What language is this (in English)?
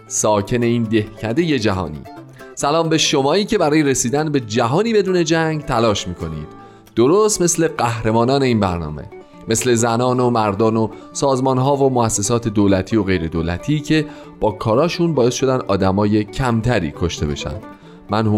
Persian